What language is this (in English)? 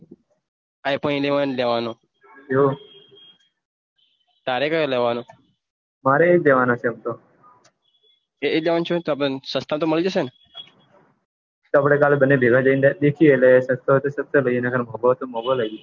Gujarati